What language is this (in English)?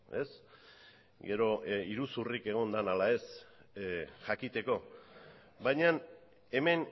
Basque